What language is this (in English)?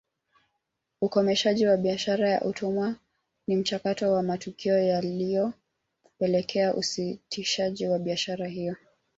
Swahili